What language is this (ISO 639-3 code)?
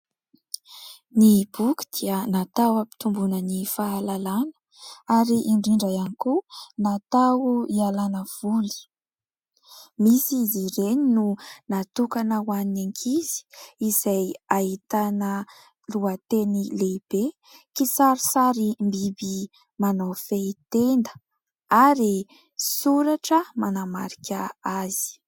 mlg